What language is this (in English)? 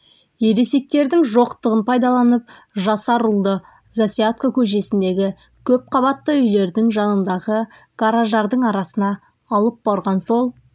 Kazakh